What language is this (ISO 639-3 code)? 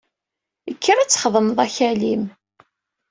kab